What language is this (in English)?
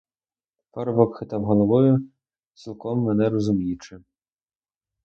Ukrainian